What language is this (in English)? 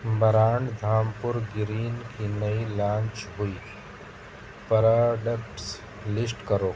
Urdu